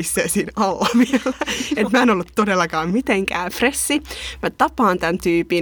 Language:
Finnish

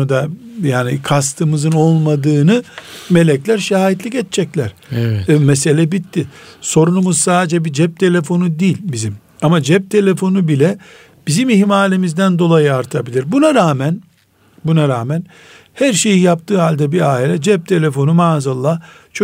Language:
Turkish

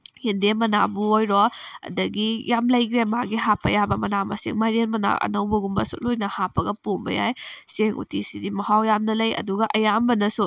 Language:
Manipuri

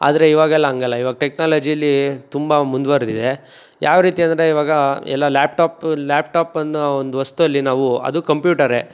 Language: Kannada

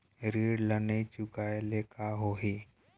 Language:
Chhattisgarhi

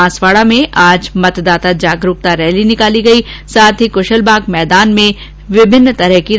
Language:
Hindi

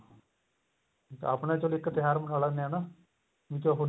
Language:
Punjabi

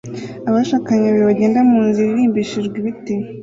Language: Kinyarwanda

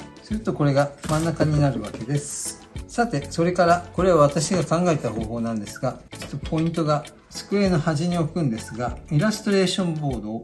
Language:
Japanese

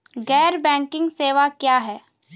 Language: Maithili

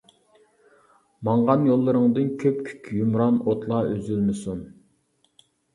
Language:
Uyghur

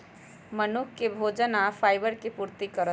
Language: Magahi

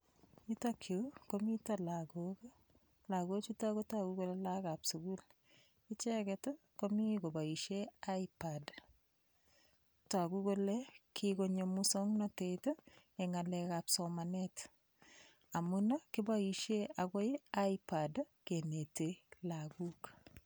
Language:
Kalenjin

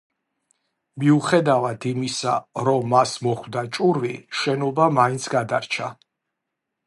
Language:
Georgian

